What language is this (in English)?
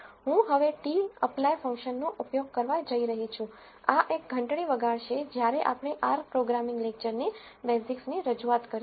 Gujarati